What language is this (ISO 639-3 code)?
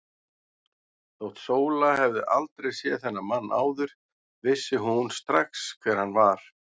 isl